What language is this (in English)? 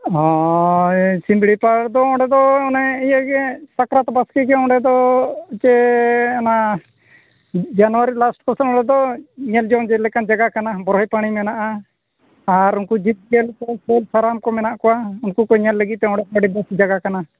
Santali